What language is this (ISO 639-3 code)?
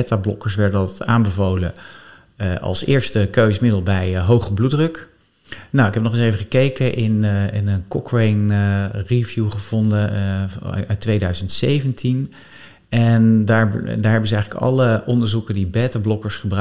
nld